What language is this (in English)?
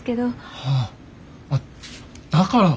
Japanese